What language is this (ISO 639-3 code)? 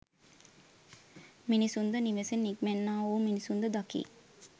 sin